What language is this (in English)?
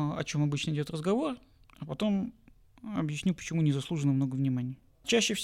Russian